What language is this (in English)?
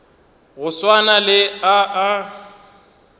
Northern Sotho